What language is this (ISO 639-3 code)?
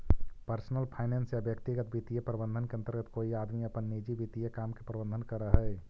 mag